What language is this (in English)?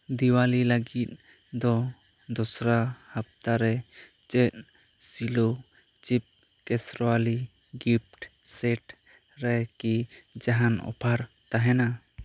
Santali